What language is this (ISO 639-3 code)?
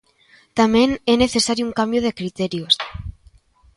glg